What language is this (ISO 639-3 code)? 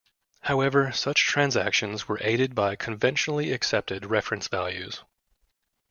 eng